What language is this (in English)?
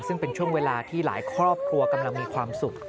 Thai